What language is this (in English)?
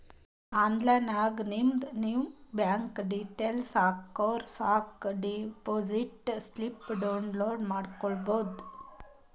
Kannada